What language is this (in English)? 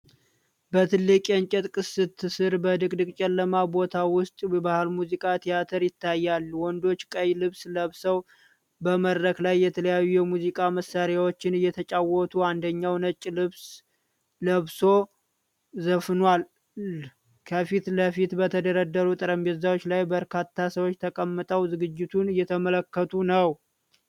Amharic